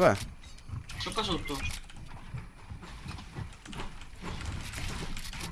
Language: Italian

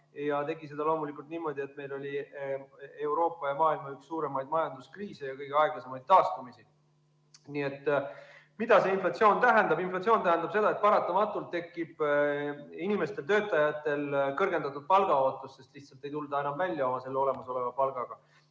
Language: Estonian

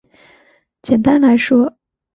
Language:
Chinese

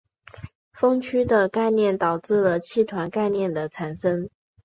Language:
Chinese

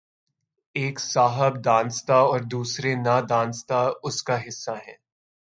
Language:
Urdu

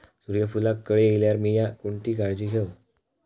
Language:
Marathi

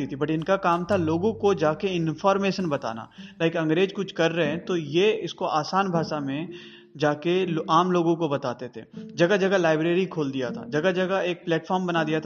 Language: Hindi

